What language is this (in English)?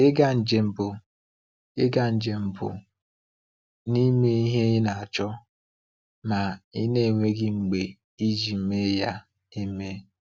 Igbo